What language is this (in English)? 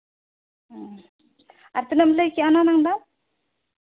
Santali